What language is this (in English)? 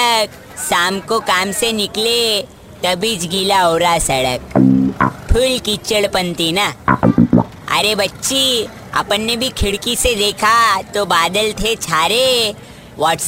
Hindi